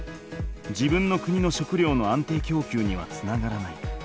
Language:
Japanese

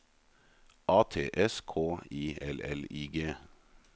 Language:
Norwegian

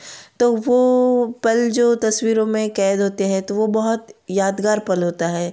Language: Hindi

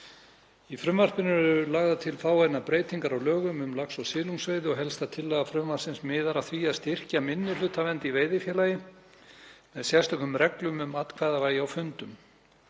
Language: Icelandic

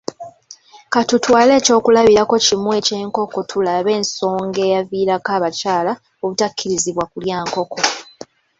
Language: Ganda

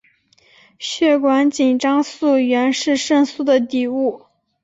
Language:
Chinese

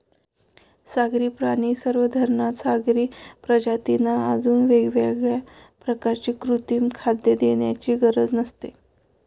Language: Marathi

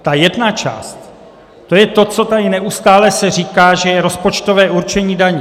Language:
Czech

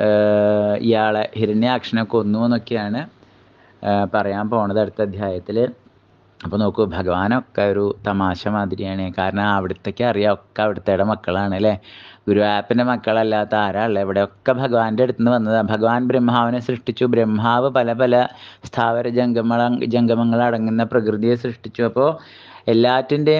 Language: Norwegian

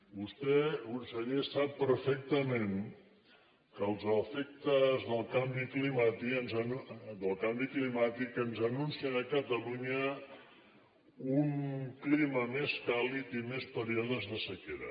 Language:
Catalan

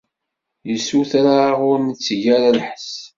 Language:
Kabyle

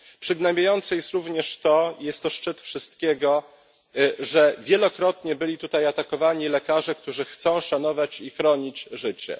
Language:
Polish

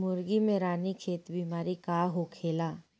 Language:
Bhojpuri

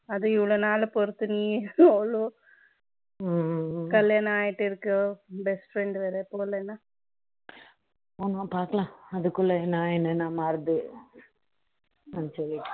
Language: Tamil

